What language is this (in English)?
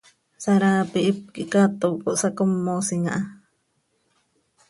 Seri